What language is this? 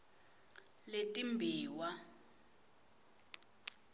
Swati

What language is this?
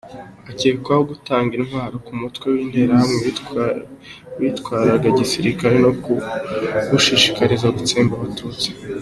Kinyarwanda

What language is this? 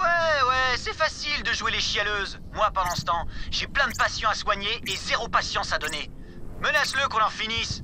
French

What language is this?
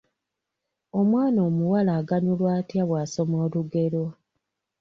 Ganda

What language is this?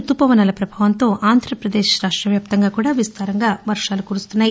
Telugu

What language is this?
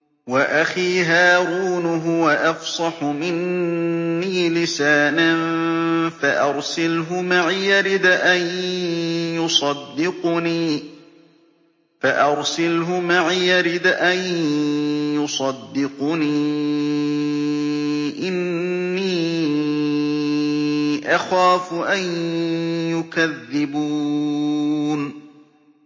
Arabic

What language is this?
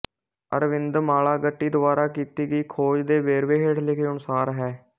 Punjabi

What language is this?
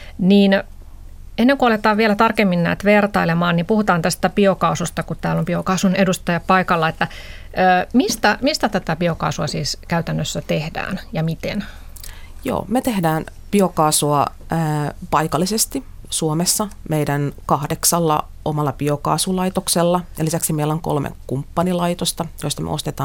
Finnish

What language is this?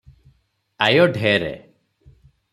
Odia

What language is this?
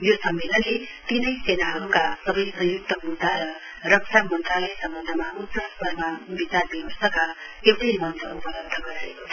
Nepali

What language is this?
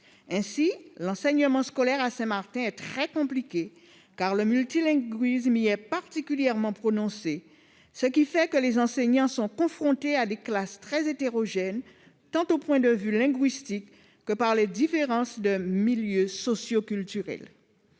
French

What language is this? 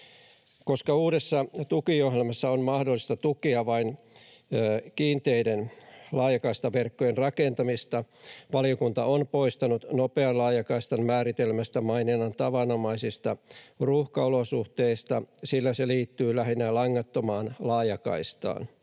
Finnish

